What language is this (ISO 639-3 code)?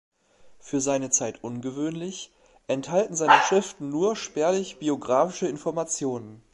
deu